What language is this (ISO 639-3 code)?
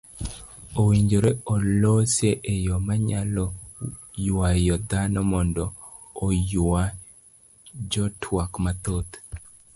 luo